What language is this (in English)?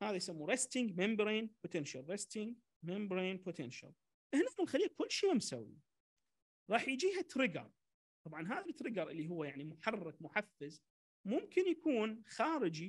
Arabic